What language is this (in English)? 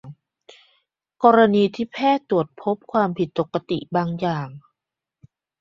Thai